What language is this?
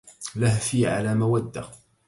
Arabic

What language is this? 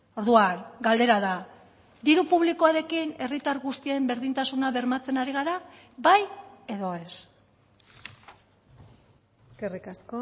Basque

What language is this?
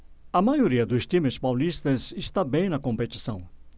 Portuguese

